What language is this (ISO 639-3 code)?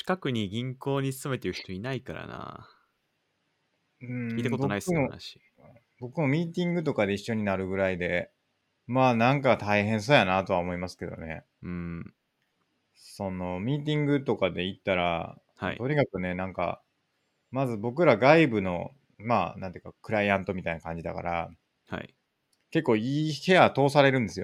jpn